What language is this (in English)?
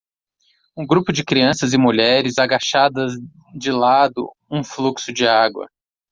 Portuguese